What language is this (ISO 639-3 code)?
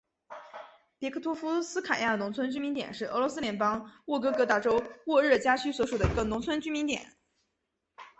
zho